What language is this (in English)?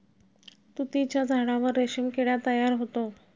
Marathi